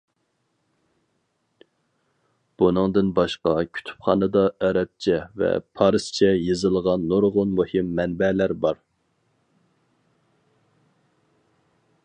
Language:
Uyghur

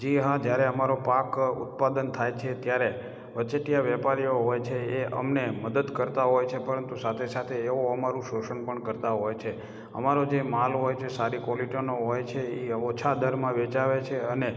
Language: Gujarati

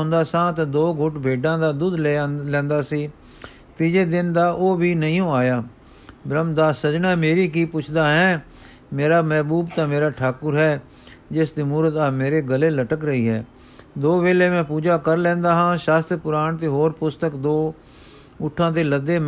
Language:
Punjabi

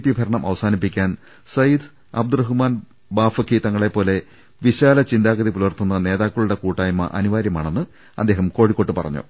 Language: Malayalam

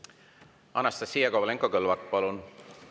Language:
Estonian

